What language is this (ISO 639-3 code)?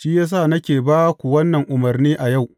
hau